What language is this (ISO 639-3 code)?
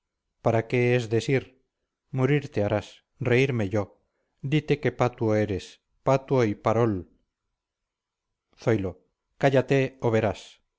spa